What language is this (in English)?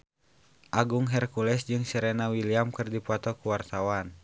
Sundanese